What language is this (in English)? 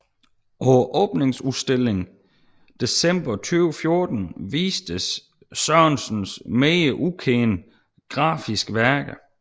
Danish